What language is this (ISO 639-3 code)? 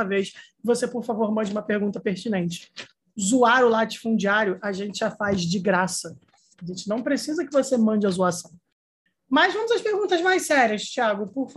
por